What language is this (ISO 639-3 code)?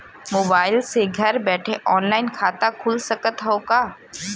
bho